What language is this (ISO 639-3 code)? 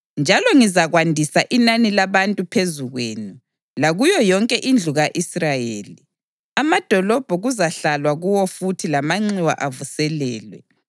nde